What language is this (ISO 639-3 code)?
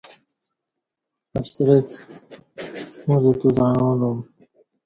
bsh